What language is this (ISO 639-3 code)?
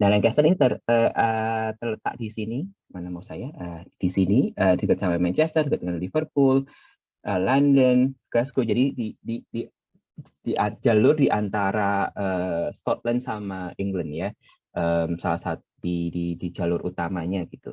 ind